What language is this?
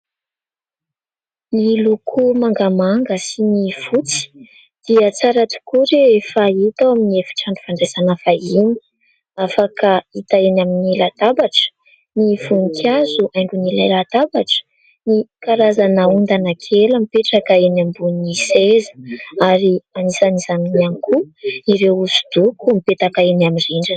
Malagasy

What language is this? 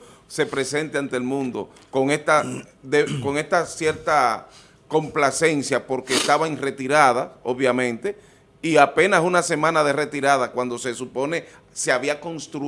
Spanish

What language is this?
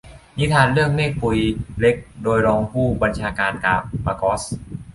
Thai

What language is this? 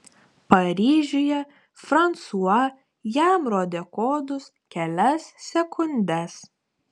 Lithuanian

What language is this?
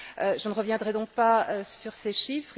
French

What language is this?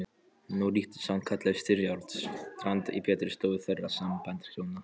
Icelandic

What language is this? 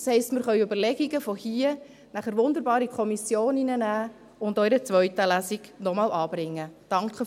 Swiss German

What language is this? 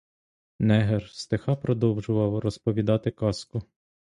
Ukrainian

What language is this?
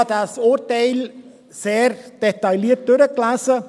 Swiss German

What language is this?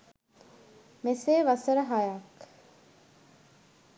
Sinhala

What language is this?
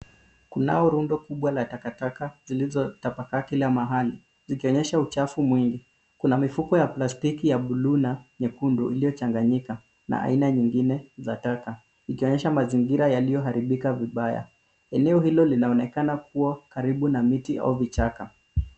Swahili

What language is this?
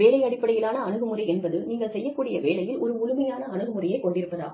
Tamil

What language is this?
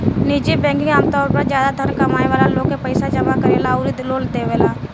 Bhojpuri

